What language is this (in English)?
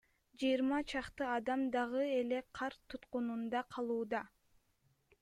Kyrgyz